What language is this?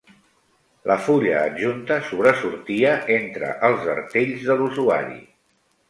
Catalan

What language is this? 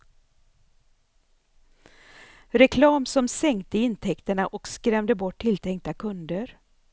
Swedish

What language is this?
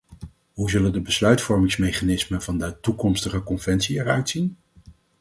Dutch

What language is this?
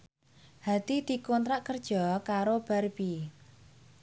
Javanese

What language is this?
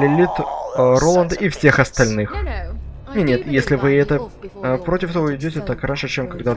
Russian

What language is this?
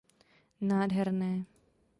Czech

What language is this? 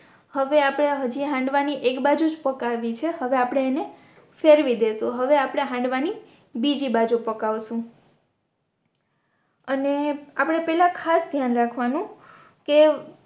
Gujarati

